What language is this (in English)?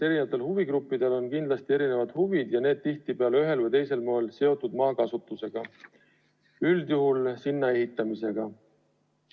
Estonian